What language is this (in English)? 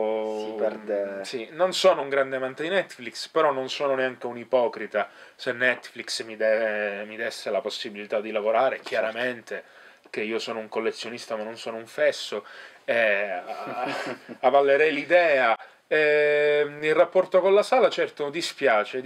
Italian